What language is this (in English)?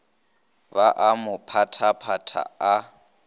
Northern Sotho